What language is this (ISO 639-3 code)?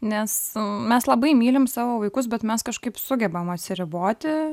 lit